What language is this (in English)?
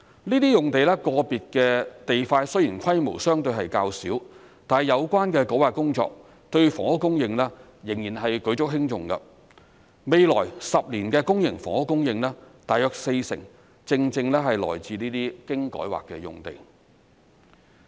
Cantonese